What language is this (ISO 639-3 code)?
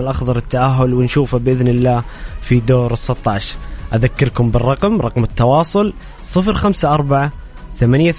ara